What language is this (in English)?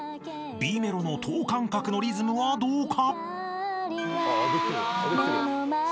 Japanese